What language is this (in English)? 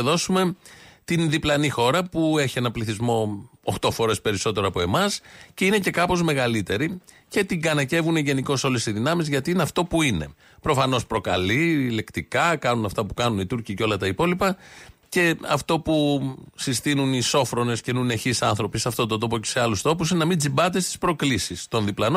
Greek